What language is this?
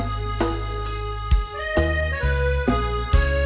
Thai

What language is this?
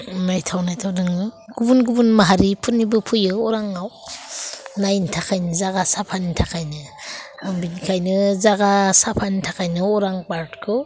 Bodo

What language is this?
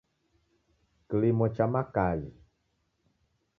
Taita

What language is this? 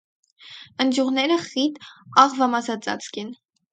Armenian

